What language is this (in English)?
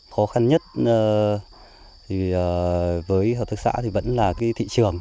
Vietnamese